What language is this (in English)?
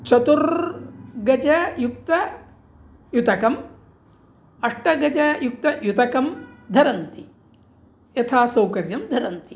Sanskrit